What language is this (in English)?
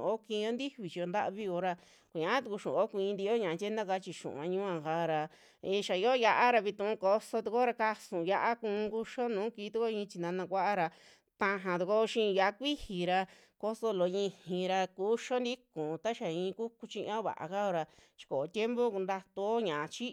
Western Juxtlahuaca Mixtec